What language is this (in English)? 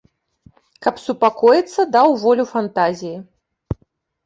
Belarusian